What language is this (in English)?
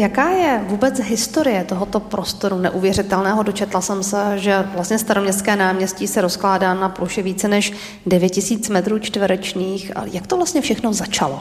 Czech